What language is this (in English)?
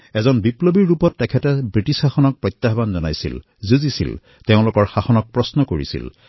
Assamese